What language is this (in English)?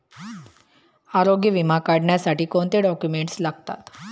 Marathi